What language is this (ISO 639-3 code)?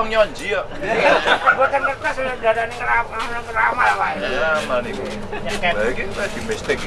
ind